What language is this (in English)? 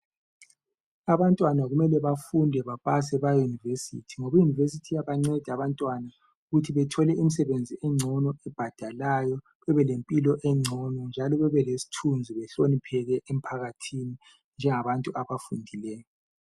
North Ndebele